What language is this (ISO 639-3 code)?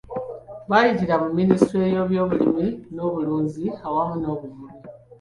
lug